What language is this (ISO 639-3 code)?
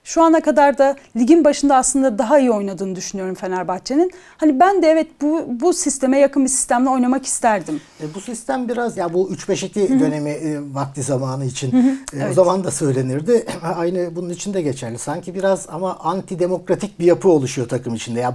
tur